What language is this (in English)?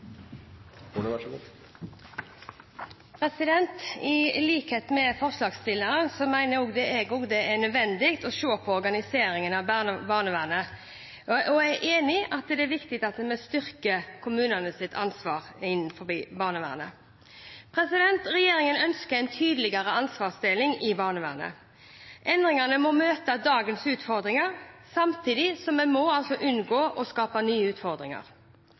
Norwegian Bokmål